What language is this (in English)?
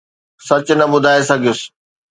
Sindhi